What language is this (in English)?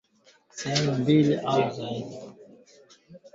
Swahili